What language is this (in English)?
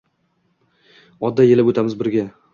Uzbek